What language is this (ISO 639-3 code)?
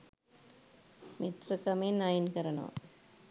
sin